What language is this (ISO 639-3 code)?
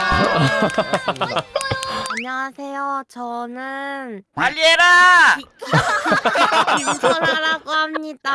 kor